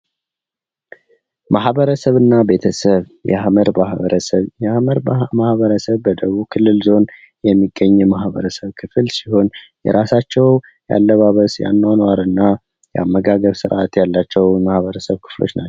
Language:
Amharic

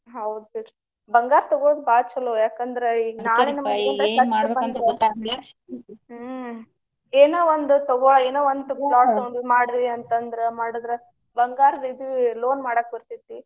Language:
Kannada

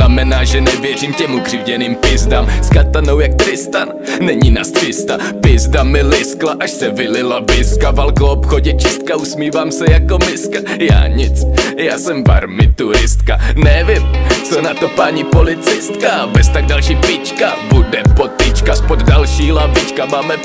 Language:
Czech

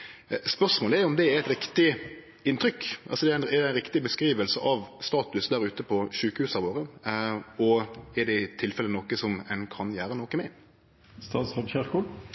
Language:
Norwegian Nynorsk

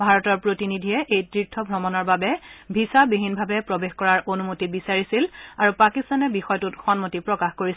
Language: Assamese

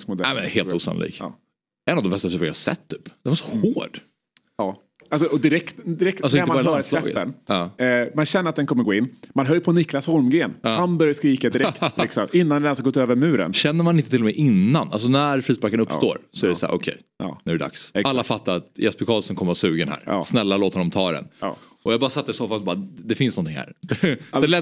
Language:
Swedish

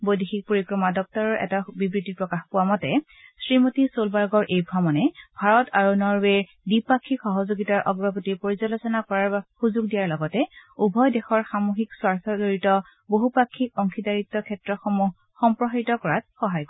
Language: Assamese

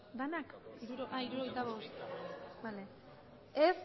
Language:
Basque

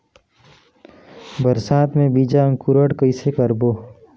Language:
Chhattisgarhi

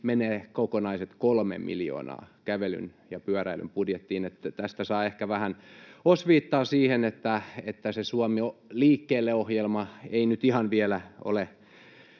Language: Finnish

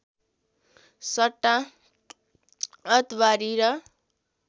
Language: Nepali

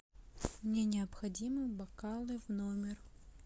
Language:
Russian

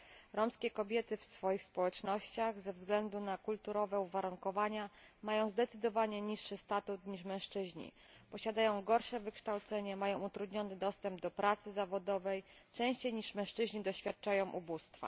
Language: Polish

